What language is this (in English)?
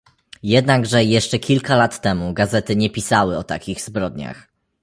Polish